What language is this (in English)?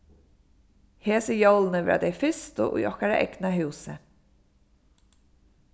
Faroese